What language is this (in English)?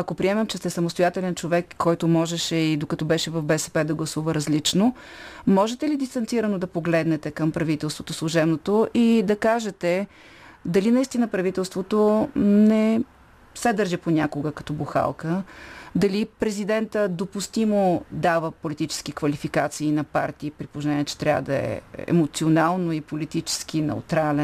Bulgarian